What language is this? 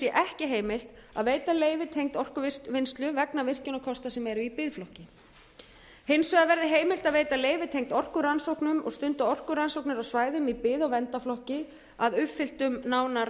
Icelandic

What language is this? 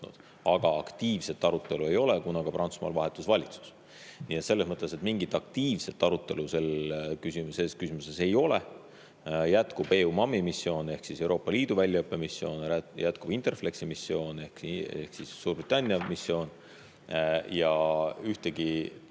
Estonian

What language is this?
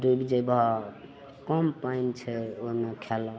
Maithili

